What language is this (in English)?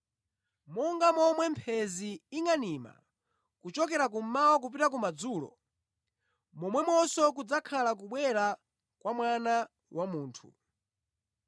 Nyanja